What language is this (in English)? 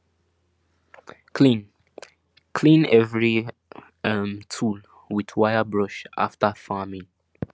Nigerian Pidgin